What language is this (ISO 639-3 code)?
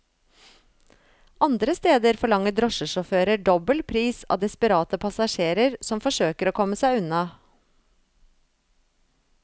nor